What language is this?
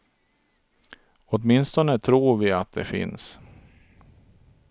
Swedish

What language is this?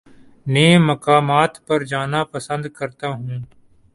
Urdu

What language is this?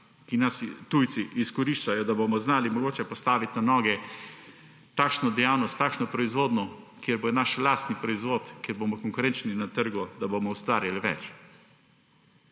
Slovenian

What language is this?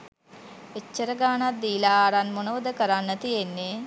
Sinhala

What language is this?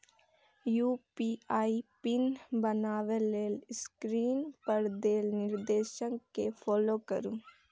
Maithili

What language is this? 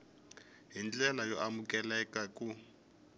Tsonga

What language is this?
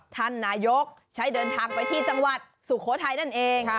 Thai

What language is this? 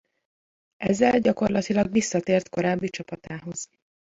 Hungarian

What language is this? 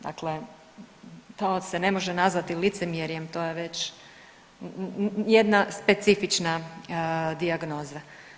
Croatian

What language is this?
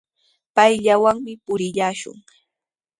Sihuas Ancash Quechua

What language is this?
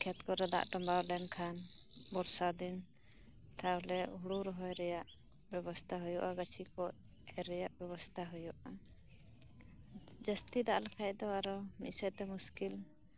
Santali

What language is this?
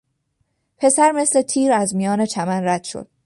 Persian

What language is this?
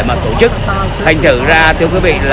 Vietnamese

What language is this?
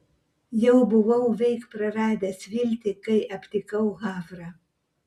Lithuanian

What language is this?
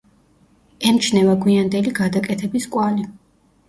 Georgian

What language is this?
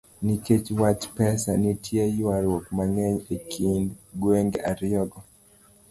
Luo (Kenya and Tanzania)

